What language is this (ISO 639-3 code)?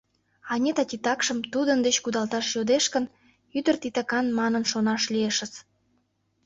chm